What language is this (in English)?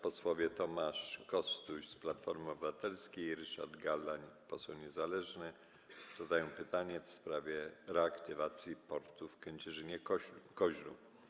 Polish